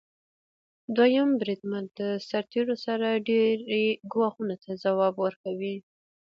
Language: Pashto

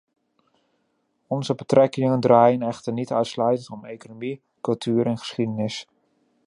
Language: Dutch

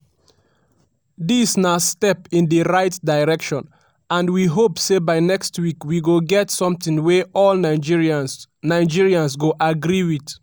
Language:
Nigerian Pidgin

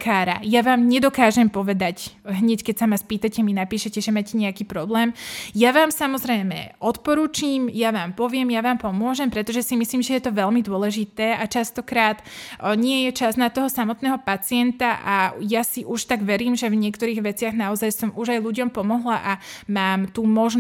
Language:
Slovak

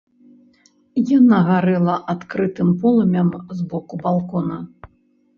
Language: Belarusian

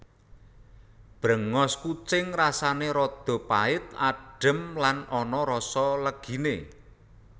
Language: Javanese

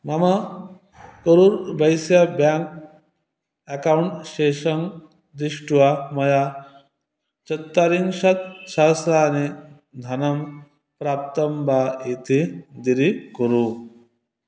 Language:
Sanskrit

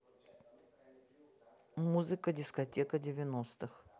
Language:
Russian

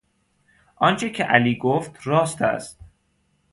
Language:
Persian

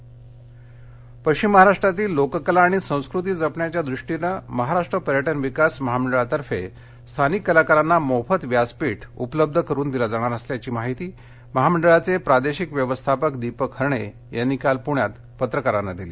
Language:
Marathi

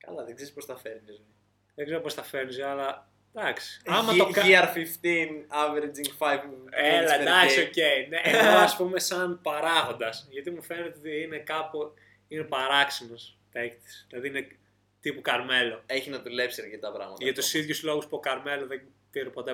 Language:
Greek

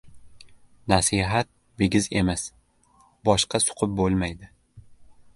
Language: Uzbek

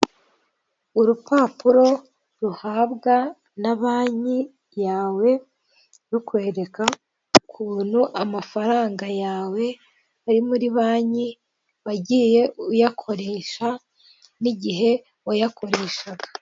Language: Kinyarwanda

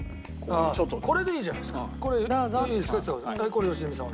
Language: Japanese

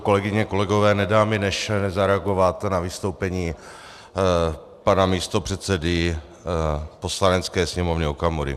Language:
Czech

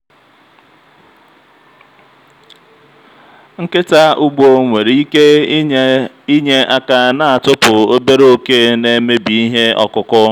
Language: Igbo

